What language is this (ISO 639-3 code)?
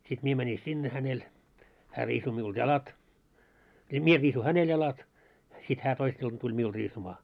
fin